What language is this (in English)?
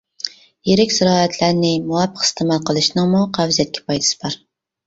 Uyghur